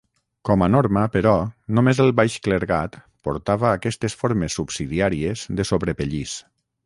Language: Catalan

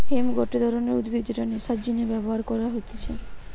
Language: Bangla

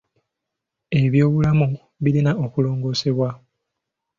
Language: Ganda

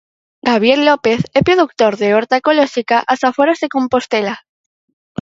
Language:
Galician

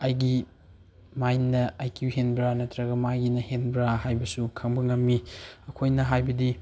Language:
Manipuri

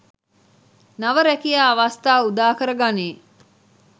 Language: Sinhala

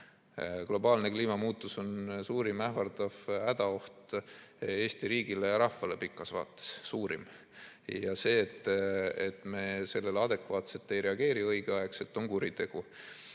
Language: Estonian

